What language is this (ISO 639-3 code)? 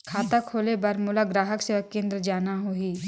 hne